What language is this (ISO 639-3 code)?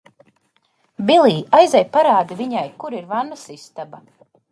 lav